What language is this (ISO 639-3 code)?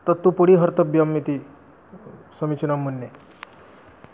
san